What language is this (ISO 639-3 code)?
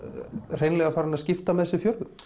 isl